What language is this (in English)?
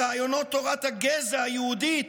Hebrew